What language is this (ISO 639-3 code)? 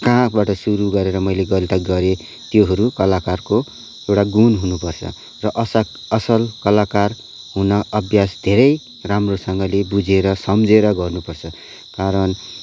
nep